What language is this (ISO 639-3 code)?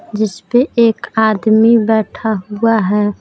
hin